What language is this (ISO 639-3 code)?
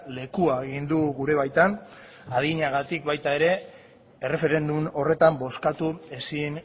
eus